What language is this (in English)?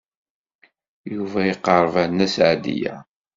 Kabyle